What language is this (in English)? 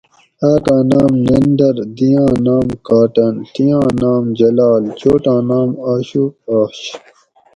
Gawri